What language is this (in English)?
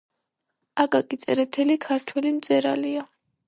Georgian